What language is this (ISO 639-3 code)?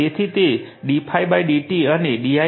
guj